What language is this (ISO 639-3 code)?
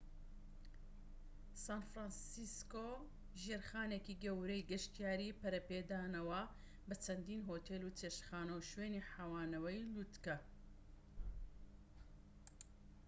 ckb